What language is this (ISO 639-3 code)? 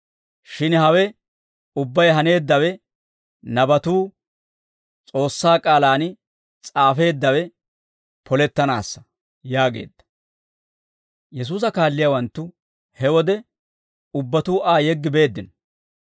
dwr